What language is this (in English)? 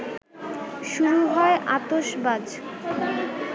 Bangla